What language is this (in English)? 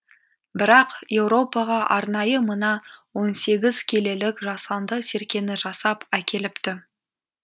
Kazakh